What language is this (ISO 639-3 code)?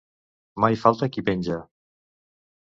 cat